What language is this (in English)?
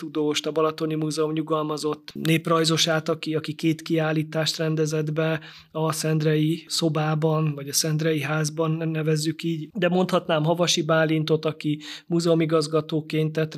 Hungarian